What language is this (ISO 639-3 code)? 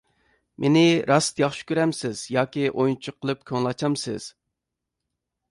uig